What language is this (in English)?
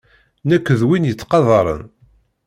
Kabyle